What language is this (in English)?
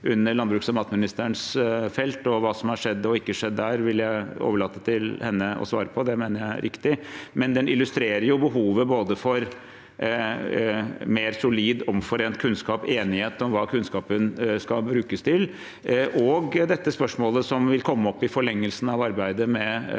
Norwegian